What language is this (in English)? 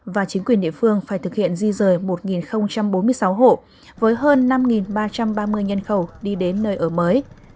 Vietnamese